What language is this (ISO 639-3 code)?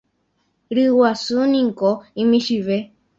grn